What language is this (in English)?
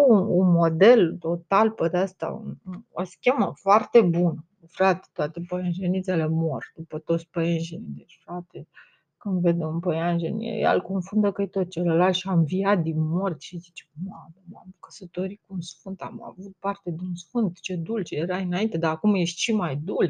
Romanian